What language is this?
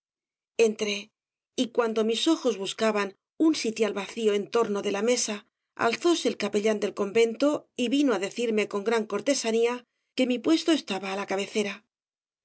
Spanish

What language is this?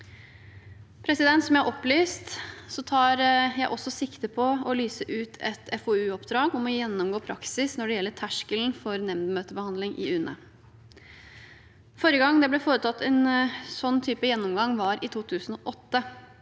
Norwegian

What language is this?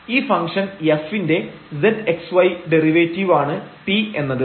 Malayalam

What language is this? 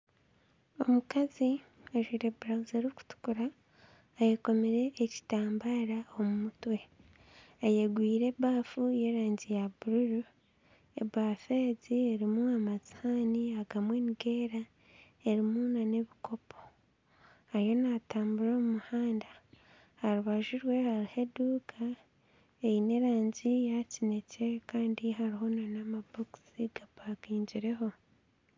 Nyankole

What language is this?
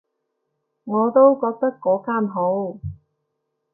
Cantonese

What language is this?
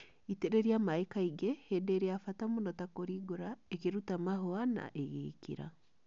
Kikuyu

